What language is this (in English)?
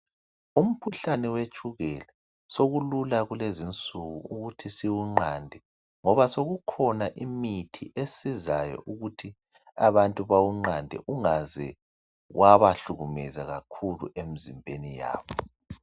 North Ndebele